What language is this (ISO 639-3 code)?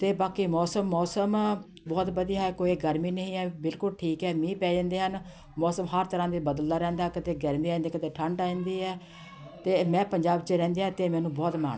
pan